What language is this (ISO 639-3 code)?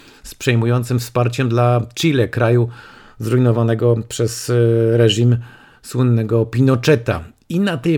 pol